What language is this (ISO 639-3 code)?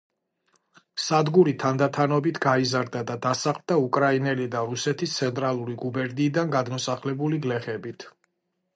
kat